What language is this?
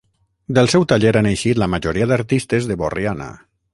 Catalan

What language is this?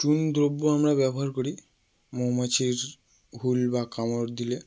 Bangla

